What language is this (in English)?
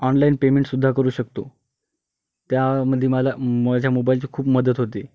Marathi